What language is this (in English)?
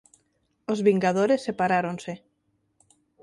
Galician